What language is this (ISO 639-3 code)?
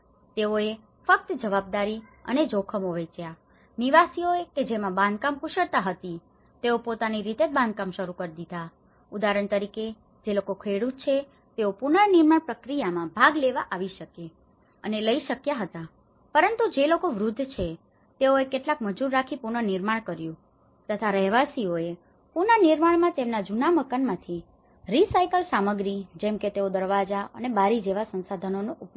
guj